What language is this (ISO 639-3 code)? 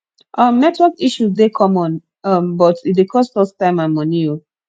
pcm